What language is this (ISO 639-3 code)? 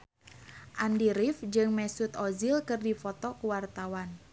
sun